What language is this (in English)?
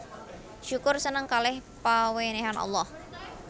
Javanese